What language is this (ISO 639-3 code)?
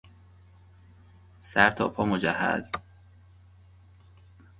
fas